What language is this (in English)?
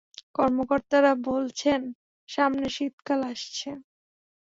Bangla